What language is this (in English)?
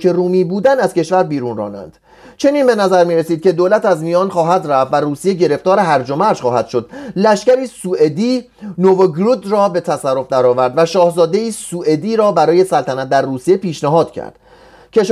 Persian